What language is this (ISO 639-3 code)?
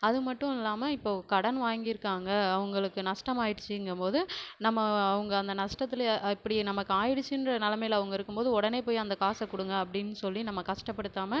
tam